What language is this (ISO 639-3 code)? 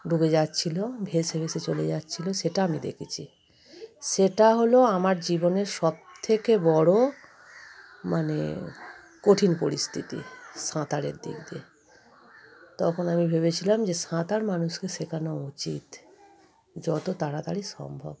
ben